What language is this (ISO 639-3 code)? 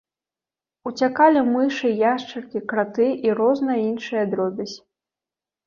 bel